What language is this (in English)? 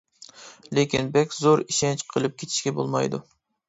Uyghur